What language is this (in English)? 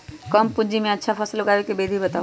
Magahi